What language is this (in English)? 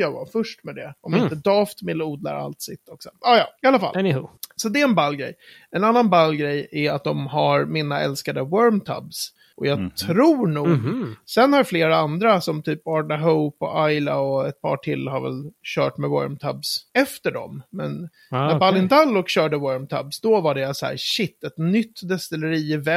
Swedish